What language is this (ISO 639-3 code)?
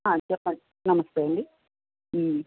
tel